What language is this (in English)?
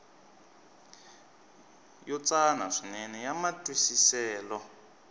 Tsonga